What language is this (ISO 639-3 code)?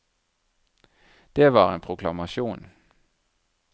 nor